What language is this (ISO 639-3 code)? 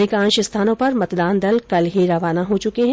hin